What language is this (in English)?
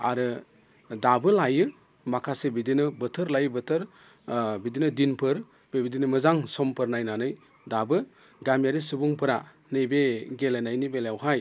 Bodo